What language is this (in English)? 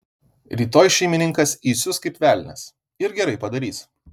Lithuanian